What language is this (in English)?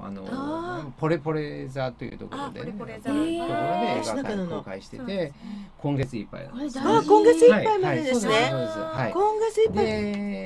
Japanese